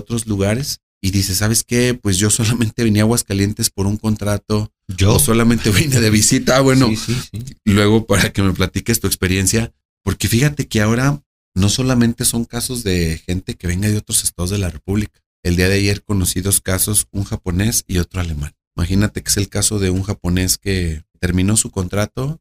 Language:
Spanish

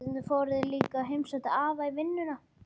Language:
Icelandic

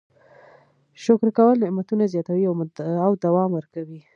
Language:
Pashto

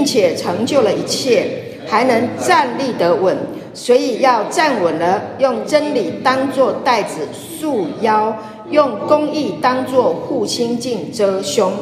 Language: Chinese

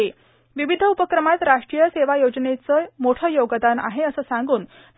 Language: Marathi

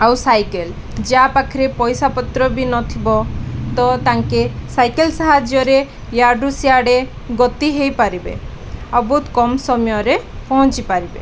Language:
Odia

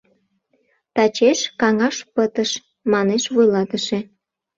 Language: Mari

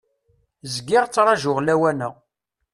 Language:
Kabyle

